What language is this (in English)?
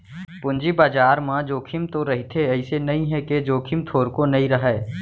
Chhattisgarhi